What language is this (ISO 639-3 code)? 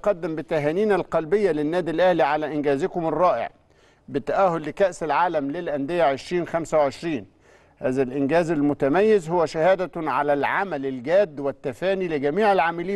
ara